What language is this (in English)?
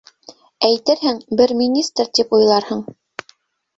Bashkir